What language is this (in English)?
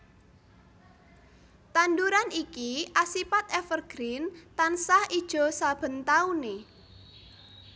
Javanese